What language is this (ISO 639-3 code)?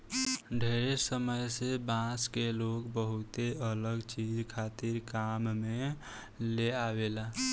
bho